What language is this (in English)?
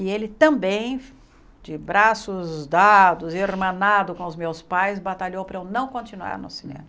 Portuguese